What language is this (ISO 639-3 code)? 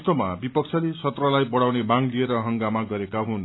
nep